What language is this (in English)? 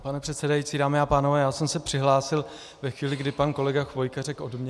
Czech